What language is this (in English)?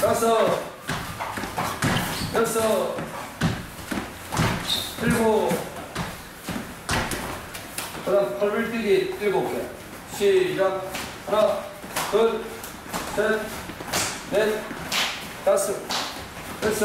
Korean